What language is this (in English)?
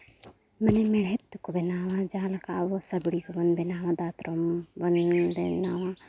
Santali